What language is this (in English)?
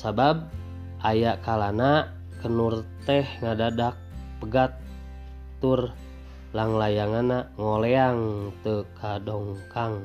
Indonesian